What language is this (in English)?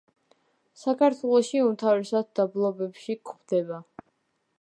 Georgian